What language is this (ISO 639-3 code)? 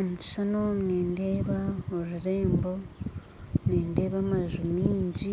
nyn